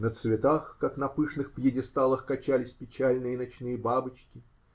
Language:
Russian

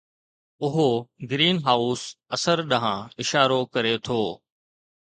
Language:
Sindhi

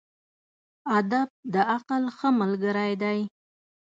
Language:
Pashto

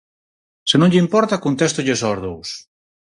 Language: Galician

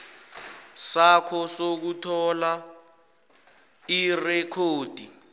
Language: South Ndebele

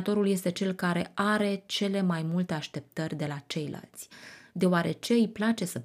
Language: Romanian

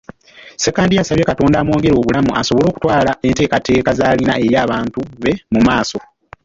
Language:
Ganda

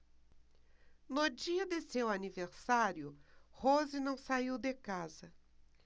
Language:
Portuguese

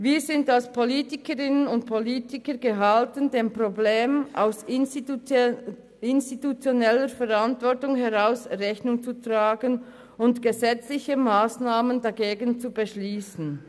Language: Swiss German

